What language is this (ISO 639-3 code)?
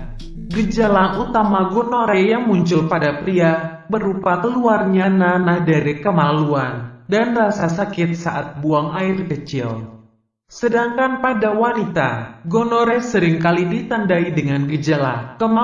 ind